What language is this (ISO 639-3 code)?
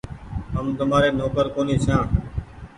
gig